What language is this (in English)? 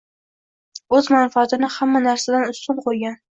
Uzbek